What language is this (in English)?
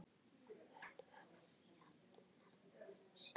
Icelandic